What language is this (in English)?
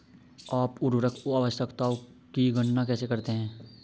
Hindi